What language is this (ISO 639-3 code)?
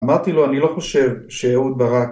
heb